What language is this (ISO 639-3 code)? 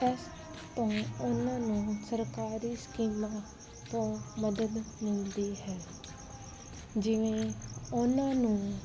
pan